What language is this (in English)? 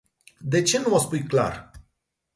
Romanian